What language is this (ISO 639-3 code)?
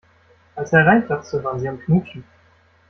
deu